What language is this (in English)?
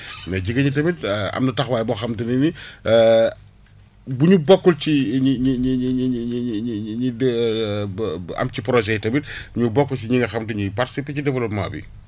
Wolof